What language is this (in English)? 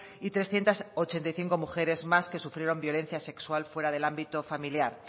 Spanish